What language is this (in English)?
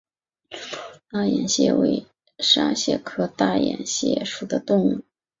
Chinese